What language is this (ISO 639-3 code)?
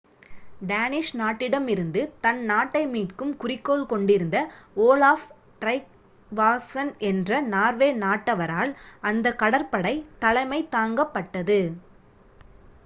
tam